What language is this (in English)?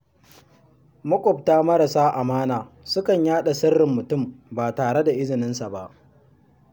Hausa